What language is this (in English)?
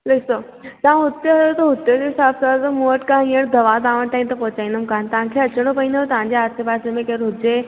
Sindhi